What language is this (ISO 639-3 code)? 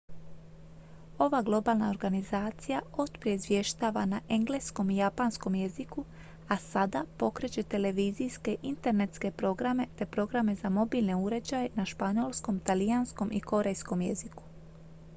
hrv